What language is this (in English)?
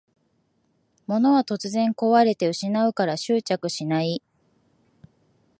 Japanese